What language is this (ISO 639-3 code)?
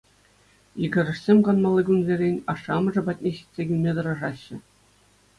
chv